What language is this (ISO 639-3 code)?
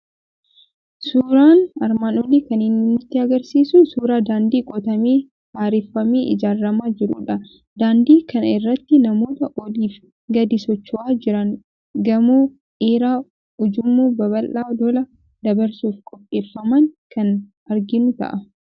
orm